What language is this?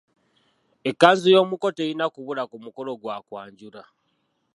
Ganda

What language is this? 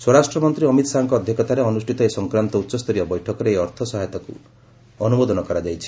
Odia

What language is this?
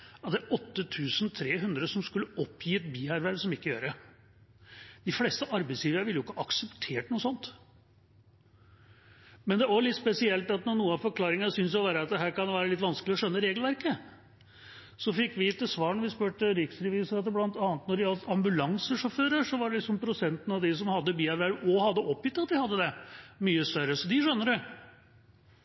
Norwegian Bokmål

